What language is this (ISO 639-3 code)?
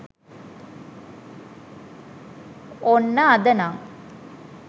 sin